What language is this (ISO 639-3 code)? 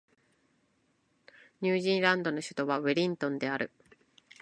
jpn